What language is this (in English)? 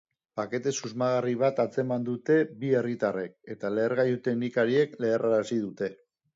Basque